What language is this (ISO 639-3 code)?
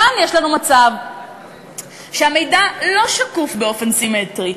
heb